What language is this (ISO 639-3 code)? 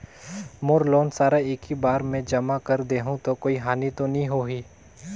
hne